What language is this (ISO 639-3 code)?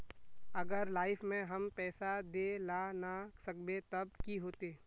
mag